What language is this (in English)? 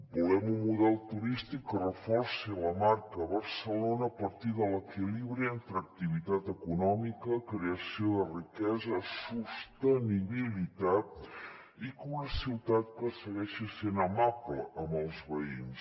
Catalan